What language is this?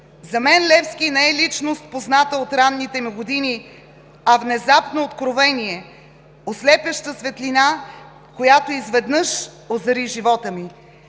Bulgarian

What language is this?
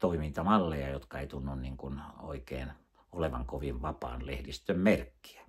Finnish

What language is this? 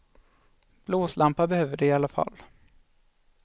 Swedish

